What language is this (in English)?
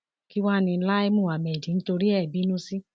Yoruba